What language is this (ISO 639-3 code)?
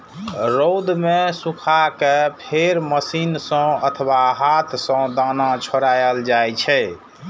mai